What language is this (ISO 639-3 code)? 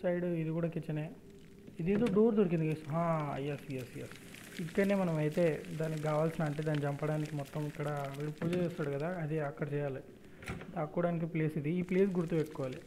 tel